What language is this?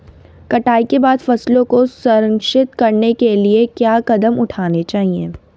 Hindi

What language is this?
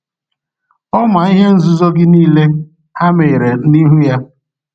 Igbo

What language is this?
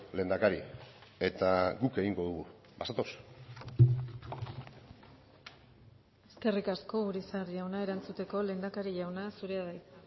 Basque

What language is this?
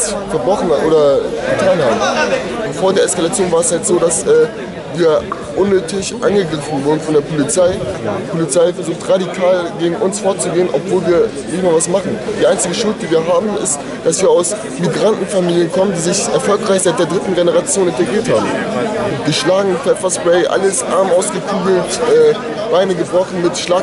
German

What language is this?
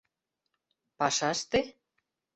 Mari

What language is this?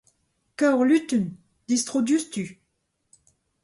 Breton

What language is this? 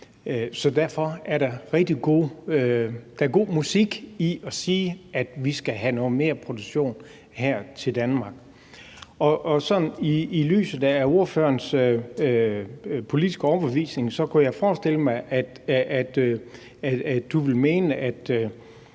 Danish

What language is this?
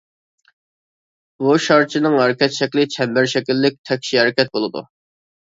Uyghur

